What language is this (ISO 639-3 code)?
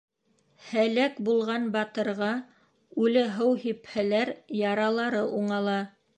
bak